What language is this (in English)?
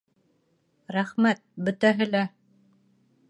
Bashkir